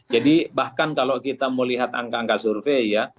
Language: Indonesian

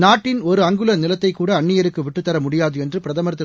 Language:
Tamil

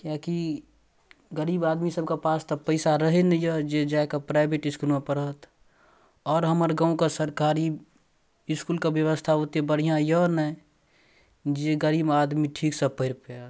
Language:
Maithili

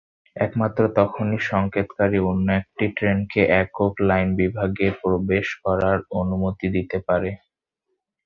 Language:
Bangla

